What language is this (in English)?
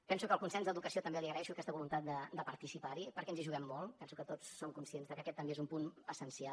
Catalan